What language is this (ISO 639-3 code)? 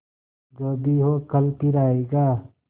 hin